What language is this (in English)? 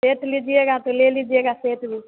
Hindi